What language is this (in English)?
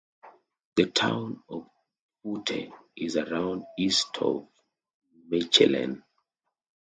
English